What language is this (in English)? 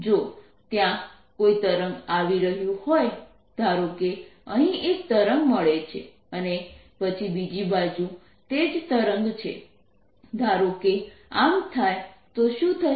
Gujarati